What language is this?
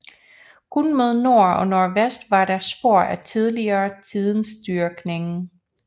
Danish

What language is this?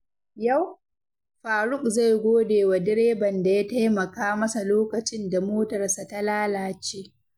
Hausa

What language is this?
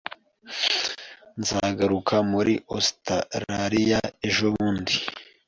Kinyarwanda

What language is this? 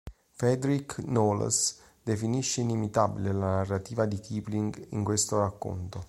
Italian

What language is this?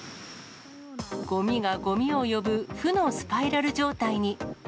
Japanese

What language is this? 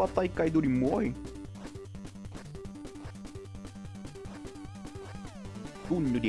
Portuguese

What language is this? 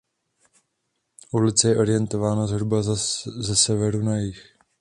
Czech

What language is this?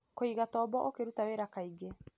Kikuyu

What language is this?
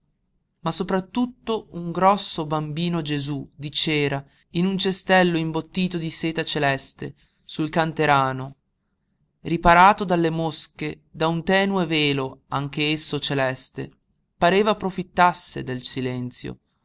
Italian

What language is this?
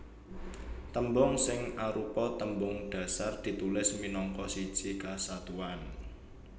Javanese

